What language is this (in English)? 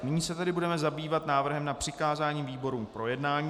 Czech